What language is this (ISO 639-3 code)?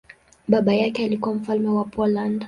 swa